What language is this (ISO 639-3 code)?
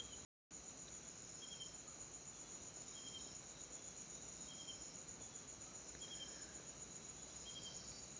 mar